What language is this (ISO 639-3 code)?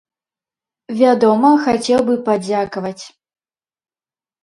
bel